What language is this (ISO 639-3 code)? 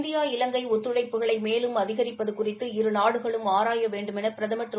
tam